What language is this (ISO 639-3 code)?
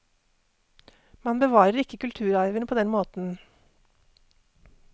nor